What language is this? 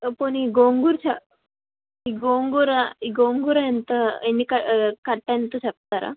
Telugu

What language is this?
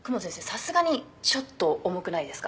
Japanese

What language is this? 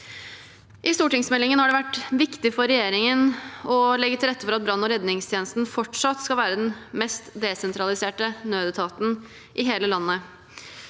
Norwegian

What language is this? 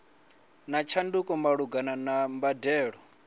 Venda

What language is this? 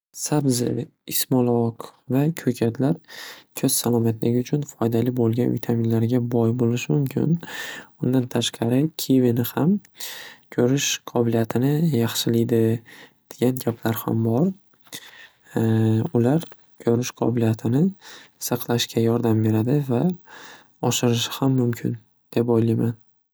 Uzbek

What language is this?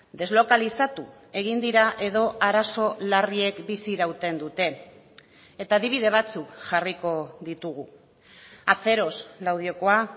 Basque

